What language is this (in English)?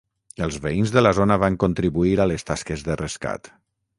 Catalan